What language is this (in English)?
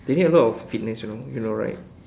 English